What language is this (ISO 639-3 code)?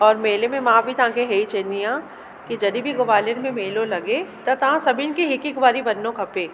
snd